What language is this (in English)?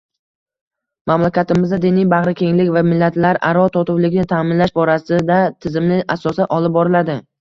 Uzbek